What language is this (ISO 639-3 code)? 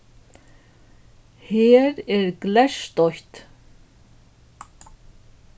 fao